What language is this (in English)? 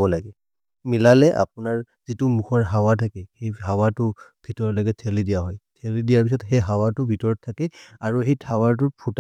Maria (India)